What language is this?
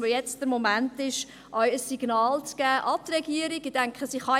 Swiss German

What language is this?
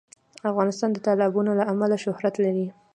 Pashto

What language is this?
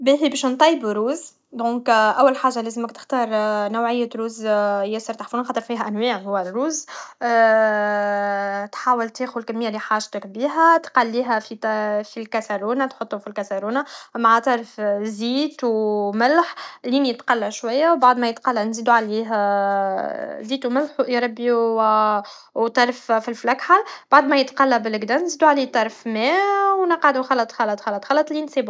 Tunisian Arabic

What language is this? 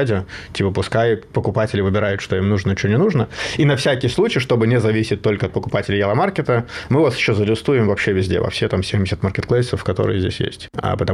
Russian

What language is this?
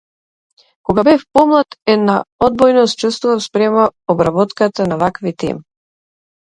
Macedonian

